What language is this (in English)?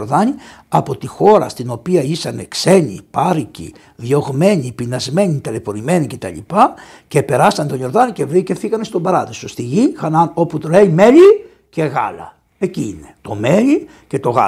Greek